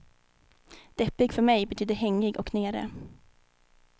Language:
Swedish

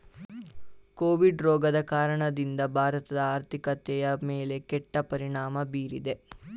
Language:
Kannada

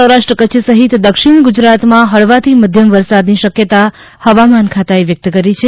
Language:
Gujarati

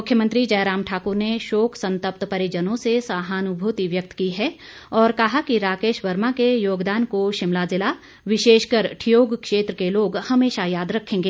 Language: Hindi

